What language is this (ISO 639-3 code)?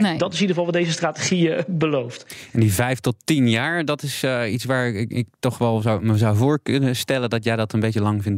nld